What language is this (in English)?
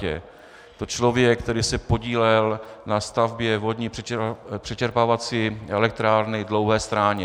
Czech